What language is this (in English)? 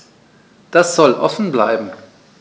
German